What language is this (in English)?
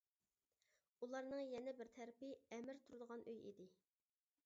Uyghur